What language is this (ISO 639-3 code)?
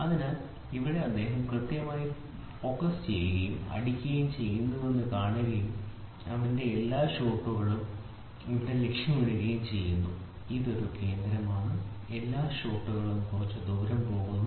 mal